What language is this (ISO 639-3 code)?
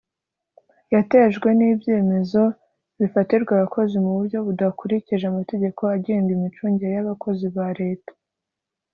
kin